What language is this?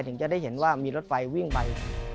Thai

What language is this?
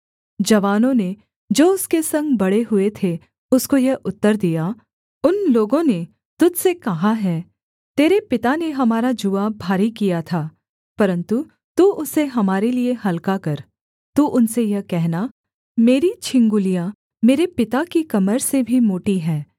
Hindi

